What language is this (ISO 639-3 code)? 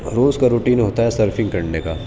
urd